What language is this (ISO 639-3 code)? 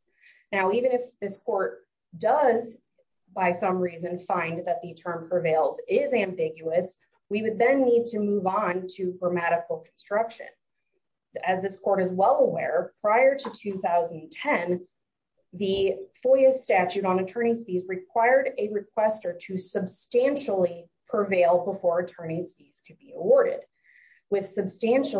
eng